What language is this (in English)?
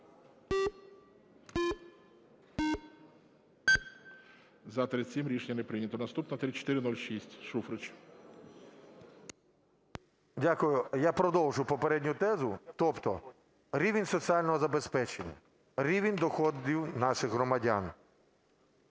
Ukrainian